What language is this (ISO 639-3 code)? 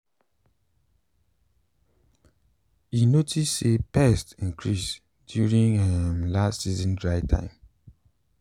pcm